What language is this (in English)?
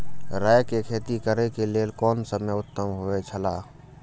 Maithili